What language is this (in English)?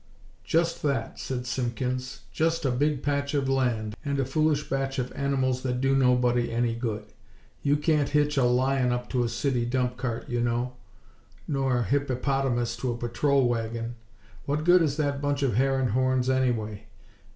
English